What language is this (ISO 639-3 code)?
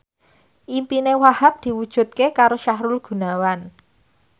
jav